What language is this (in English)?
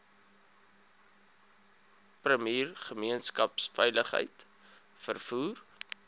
Afrikaans